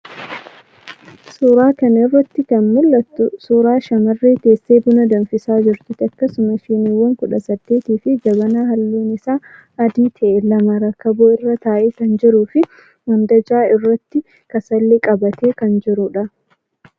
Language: Oromo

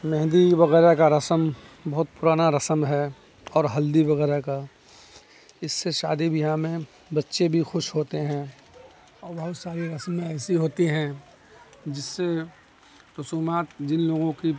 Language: Urdu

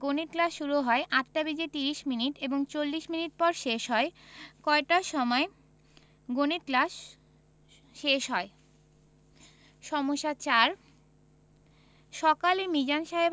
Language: Bangla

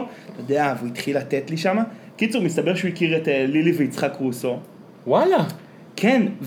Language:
Hebrew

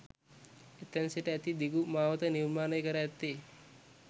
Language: Sinhala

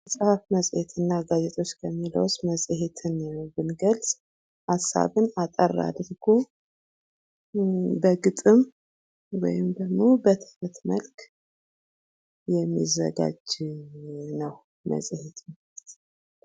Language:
Amharic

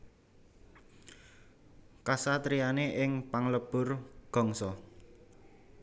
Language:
Javanese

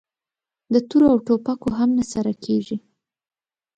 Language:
Pashto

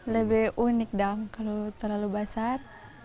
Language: Indonesian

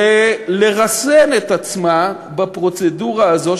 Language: Hebrew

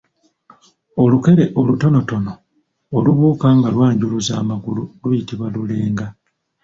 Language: Ganda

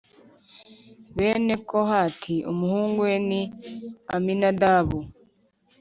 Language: Kinyarwanda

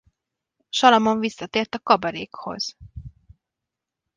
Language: Hungarian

